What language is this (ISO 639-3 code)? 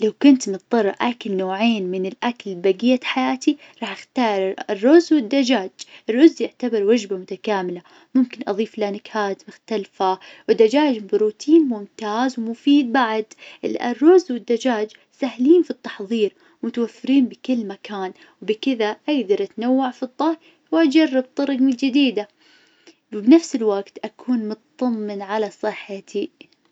ars